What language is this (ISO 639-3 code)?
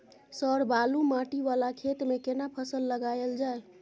mai